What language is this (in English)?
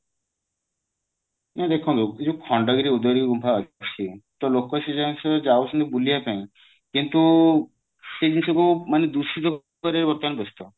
Odia